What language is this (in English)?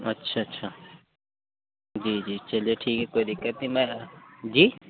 Urdu